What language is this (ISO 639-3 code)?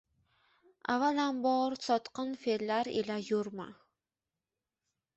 uzb